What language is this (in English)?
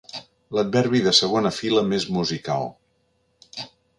Catalan